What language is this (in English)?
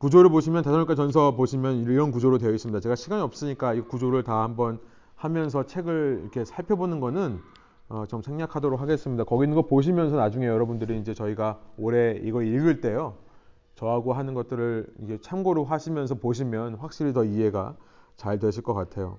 Korean